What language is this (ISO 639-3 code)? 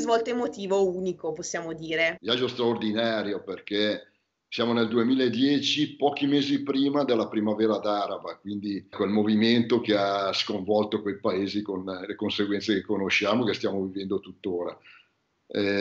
ita